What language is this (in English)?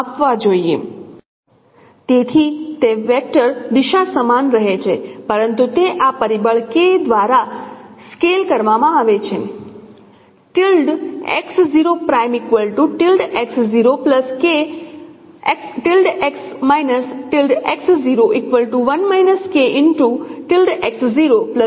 Gujarati